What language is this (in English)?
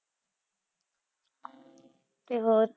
Punjabi